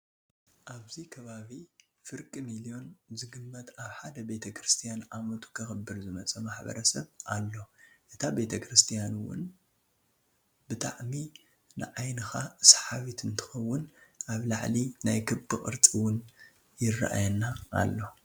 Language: Tigrinya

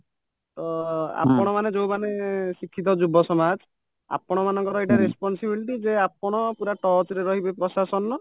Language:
Odia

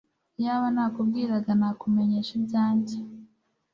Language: Kinyarwanda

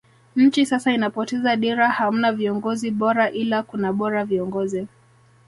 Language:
Swahili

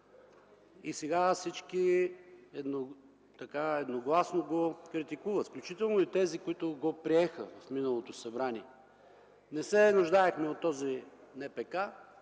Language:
Bulgarian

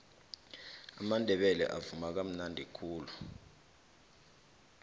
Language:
South Ndebele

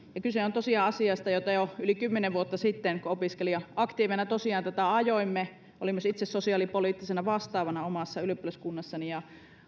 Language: Finnish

